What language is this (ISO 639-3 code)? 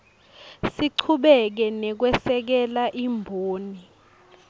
ssw